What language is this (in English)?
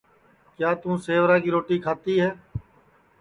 Sansi